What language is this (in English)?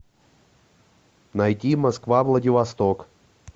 Russian